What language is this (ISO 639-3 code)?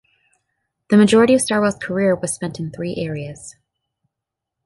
eng